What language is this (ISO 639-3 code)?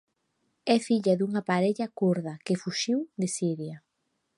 glg